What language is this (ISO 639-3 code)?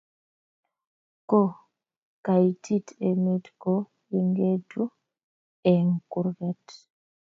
kln